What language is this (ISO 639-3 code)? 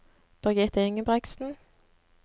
nor